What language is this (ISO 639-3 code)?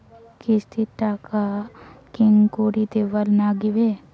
ben